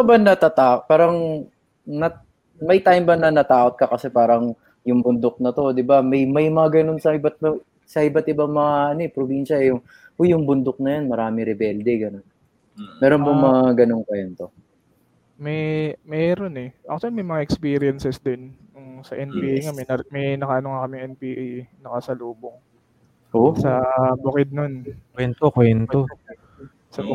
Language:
Filipino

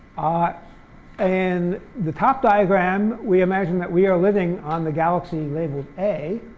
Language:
English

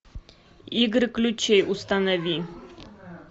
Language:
Russian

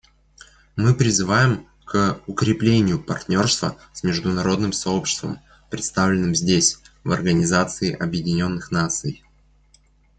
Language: Russian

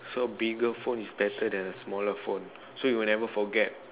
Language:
English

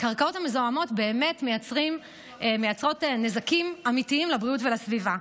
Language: Hebrew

